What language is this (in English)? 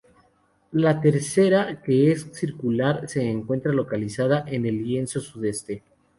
Spanish